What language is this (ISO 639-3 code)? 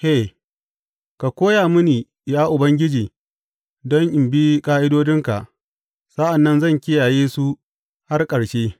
hau